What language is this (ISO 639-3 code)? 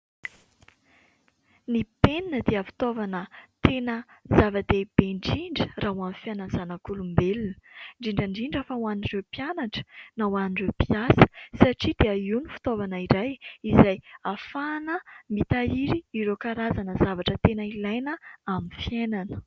mlg